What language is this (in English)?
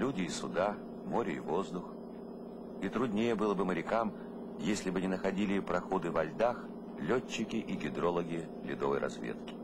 Russian